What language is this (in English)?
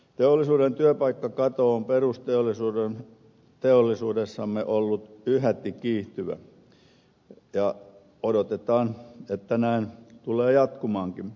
Finnish